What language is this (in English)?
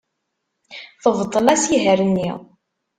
Kabyle